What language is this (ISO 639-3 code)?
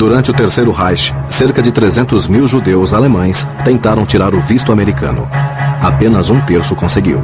por